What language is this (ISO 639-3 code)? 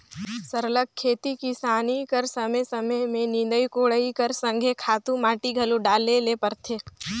hne